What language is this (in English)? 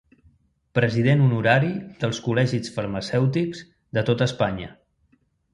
Catalan